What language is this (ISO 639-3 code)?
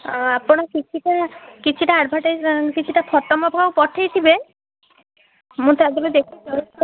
ori